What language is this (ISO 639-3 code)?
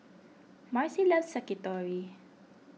eng